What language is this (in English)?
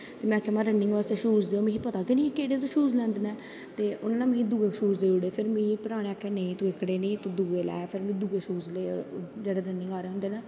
Dogri